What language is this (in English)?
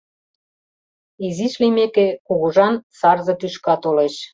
Mari